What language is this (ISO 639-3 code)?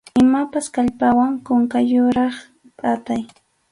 qxu